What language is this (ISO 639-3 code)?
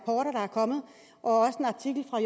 dan